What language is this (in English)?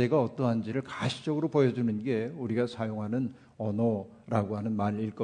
Korean